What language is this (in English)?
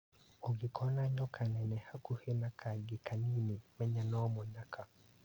Kikuyu